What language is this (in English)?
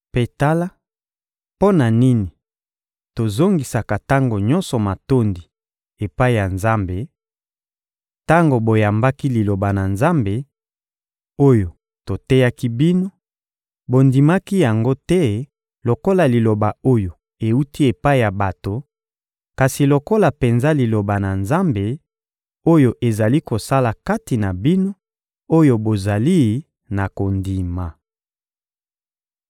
Lingala